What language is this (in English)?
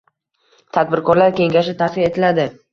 Uzbek